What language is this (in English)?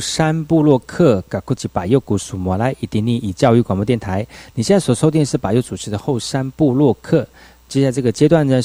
Chinese